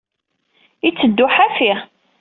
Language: Kabyle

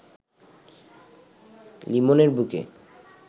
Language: Bangla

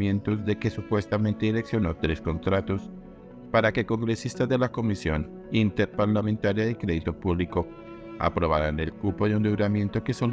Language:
Spanish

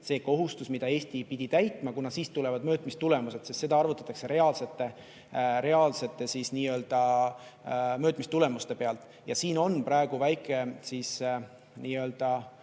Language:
Estonian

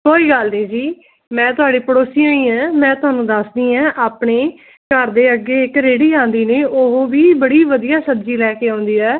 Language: Punjabi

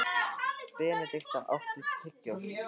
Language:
Icelandic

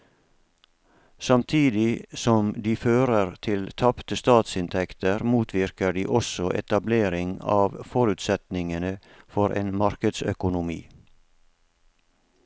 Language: Norwegian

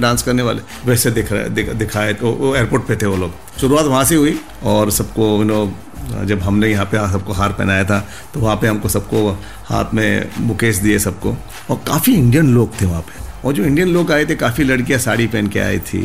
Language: Hindi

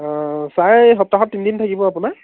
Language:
Assamese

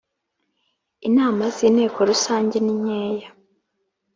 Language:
Kinyarwanda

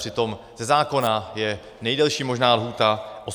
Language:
Czech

